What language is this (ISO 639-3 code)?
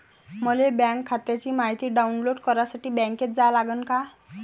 mar